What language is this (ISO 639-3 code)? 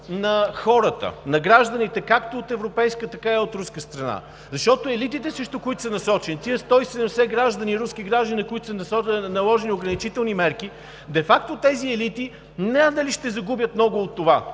bul